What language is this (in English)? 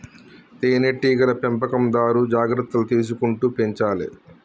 Telugu